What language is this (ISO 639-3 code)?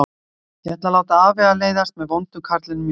isl